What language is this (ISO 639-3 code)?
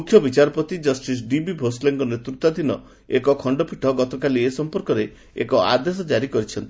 ori